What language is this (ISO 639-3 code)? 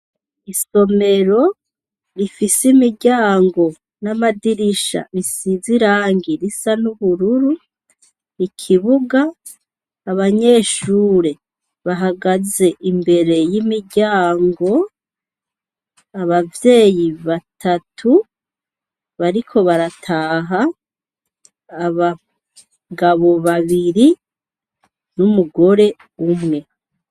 run